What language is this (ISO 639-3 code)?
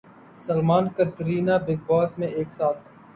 urd